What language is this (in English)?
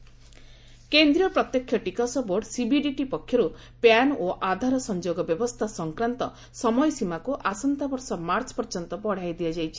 Odia